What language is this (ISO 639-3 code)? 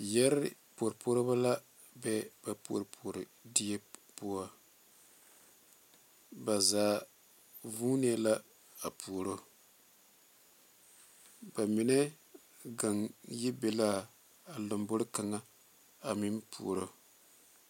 dga